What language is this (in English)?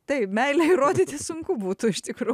Lithuanian